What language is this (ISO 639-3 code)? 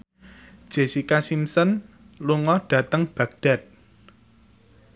jav